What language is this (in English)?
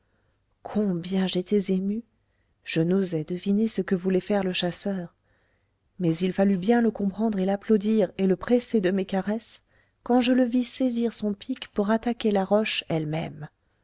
French